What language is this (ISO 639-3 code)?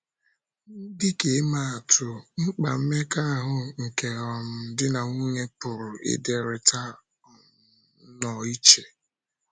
ibo